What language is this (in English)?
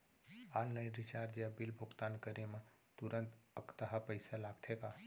Chhattisgarhi